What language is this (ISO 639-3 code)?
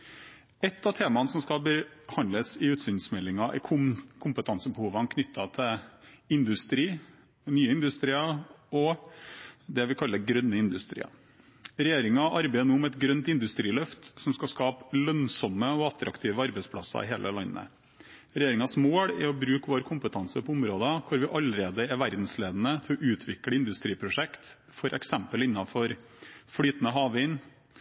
nob